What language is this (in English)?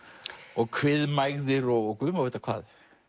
Icelandic